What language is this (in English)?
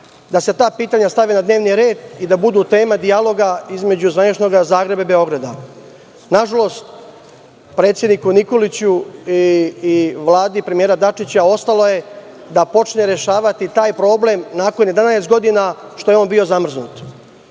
Serbian